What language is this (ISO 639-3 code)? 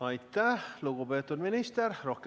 est